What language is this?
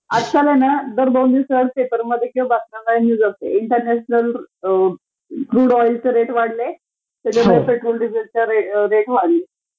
Marathi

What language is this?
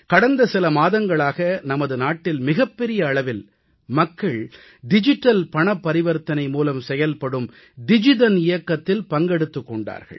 Tamil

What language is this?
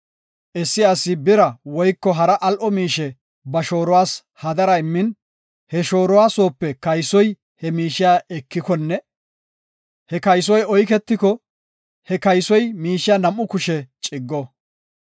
Gofa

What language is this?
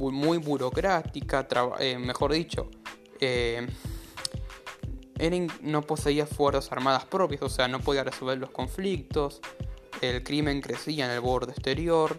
Spanish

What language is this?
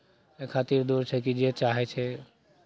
Maithili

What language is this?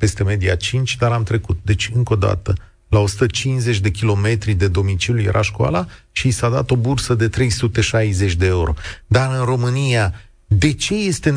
Romanian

